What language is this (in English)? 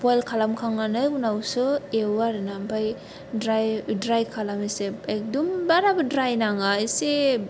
Bodo